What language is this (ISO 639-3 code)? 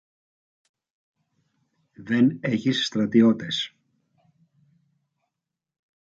ell